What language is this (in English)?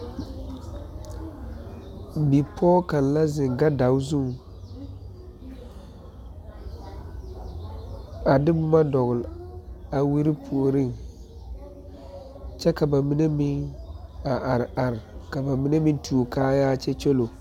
Southern Dagaare